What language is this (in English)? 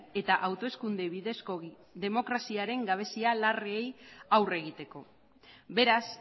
Basque